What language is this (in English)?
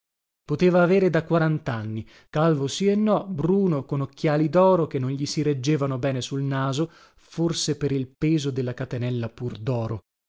Italian